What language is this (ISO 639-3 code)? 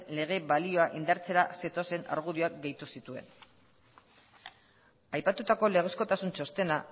eus